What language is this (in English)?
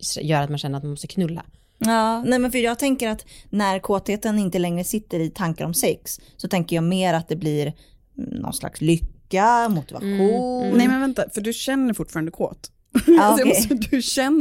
Swedish